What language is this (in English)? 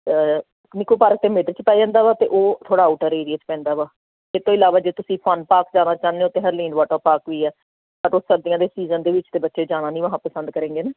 Punjabi